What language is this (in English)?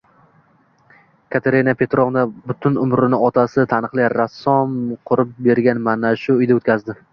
Uzbek